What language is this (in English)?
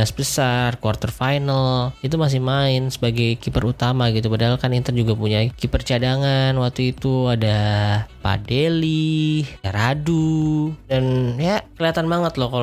Indonesian